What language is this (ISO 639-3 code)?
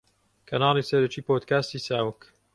ckb